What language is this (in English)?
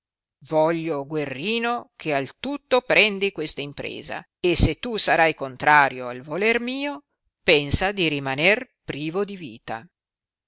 Italian